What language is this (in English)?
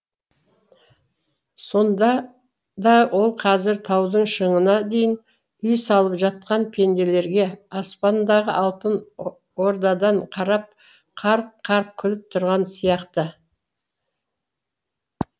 Kazakh